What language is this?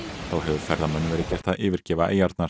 Icelandic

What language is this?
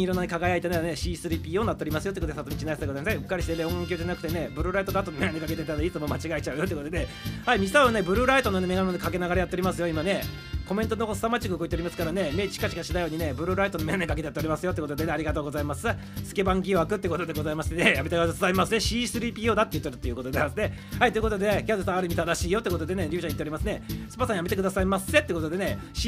Japanese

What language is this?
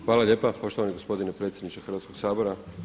Croatian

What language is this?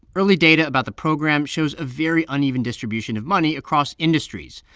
English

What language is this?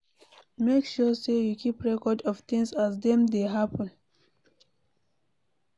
Nigerian Pidgin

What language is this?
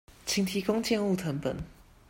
Chinese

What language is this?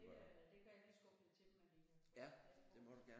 Danish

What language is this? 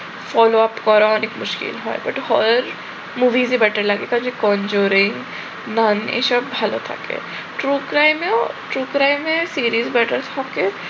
Bangla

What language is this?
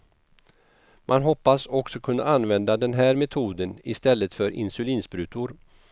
Swedish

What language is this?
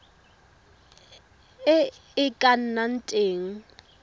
Tswana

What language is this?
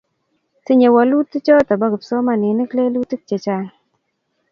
Kalenjin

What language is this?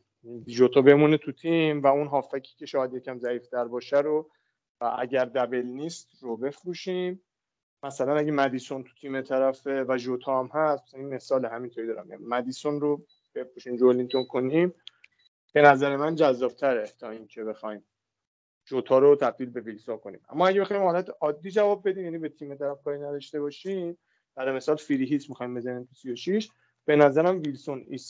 Persian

